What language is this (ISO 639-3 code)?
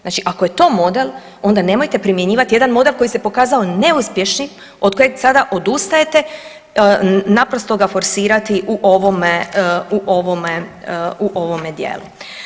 hrv